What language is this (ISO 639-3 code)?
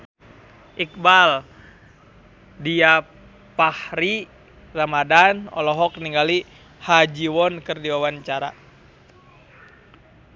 sun